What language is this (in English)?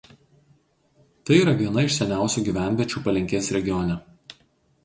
Lithuanian